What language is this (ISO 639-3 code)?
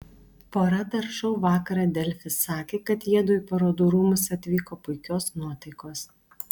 lit